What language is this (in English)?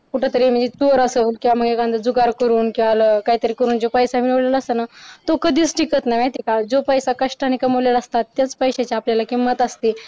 Marathi